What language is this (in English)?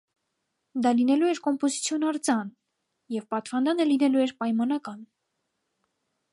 Armenian